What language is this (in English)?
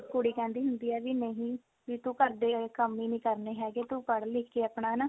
Punjabi